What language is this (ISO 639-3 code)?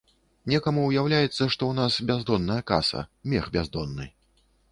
bel